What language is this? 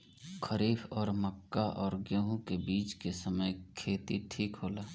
Bhojpuri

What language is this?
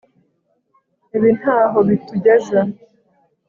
Kinyarwanda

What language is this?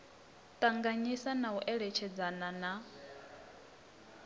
Venda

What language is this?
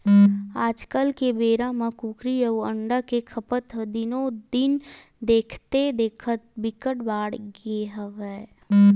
Chhattisgarhi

